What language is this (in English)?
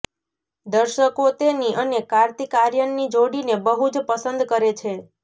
Gujarati